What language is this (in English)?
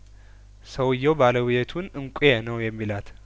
Amharic